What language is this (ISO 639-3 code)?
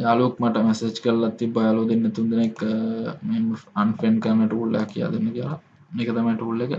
sin